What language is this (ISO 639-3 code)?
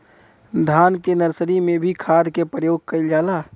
bho